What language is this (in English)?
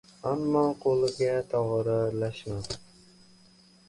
Uzbek